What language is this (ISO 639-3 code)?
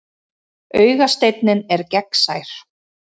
isl